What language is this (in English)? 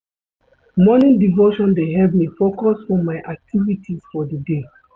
Nigerian Pidgin